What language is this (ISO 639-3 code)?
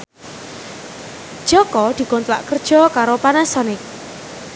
jav